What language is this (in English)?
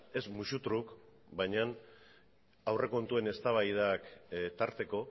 Basque